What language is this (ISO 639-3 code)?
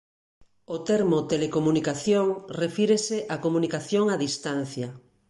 glg